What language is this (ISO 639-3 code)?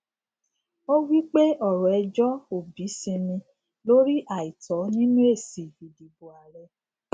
yor